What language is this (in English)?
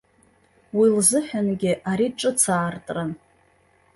Abkhazian